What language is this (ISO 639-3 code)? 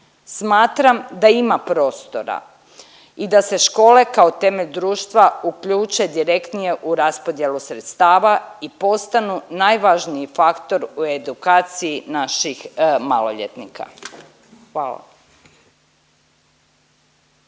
hrv